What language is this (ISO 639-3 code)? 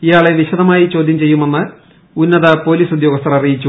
mal